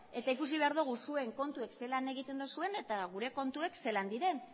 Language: Basque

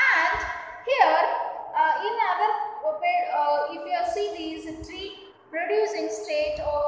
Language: English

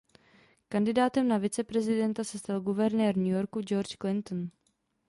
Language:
Czech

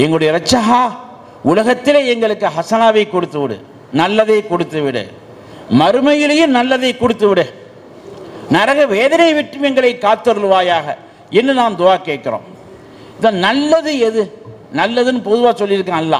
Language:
Polish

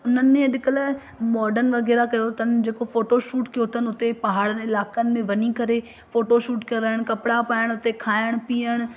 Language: Sindhi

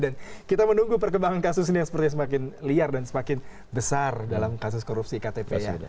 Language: Indonesian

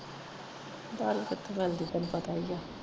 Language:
Punjabi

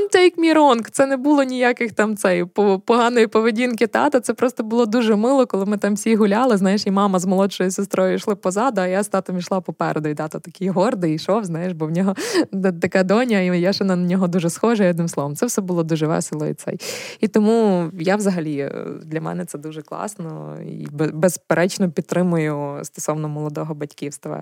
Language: Ukrainian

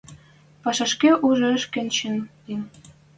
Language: Western Mari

